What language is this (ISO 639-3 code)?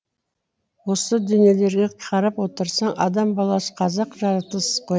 kaz